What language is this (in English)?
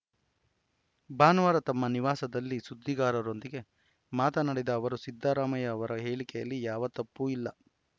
Kannada